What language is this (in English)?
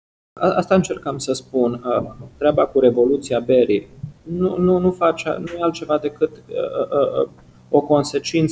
Romanian